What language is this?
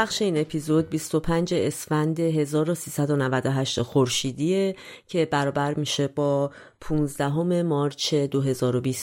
Persian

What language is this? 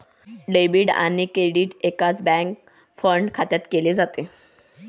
Marathi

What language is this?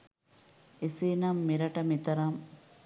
Sinhala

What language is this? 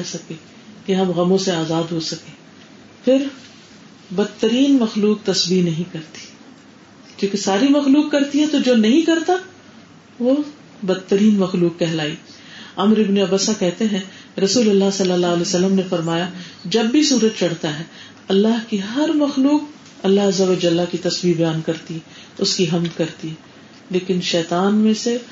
Urdu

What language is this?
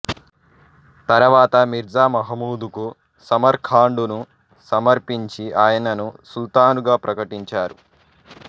Telugu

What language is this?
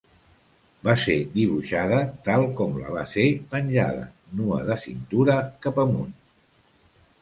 Catalan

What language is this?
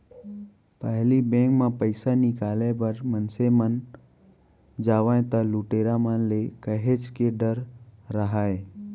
Chhattisgarhi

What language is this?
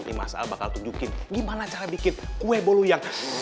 Indonesian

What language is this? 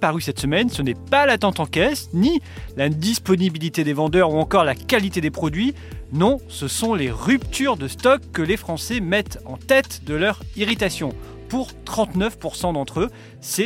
French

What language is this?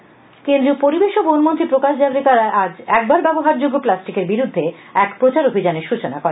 Bangla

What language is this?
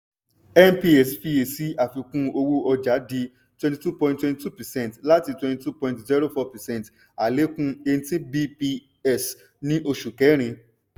Yoruba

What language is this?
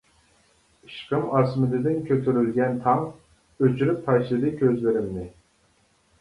Uyghur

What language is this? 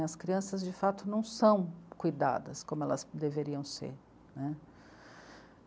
Portuguese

